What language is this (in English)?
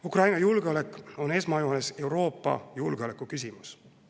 Estonian